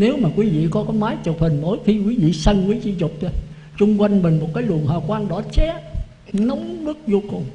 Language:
Vietnamese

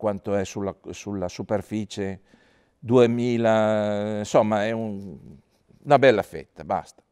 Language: Italian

